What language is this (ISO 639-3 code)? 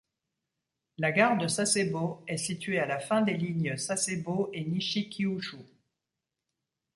fra